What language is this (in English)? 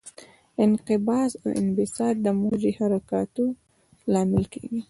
Pashto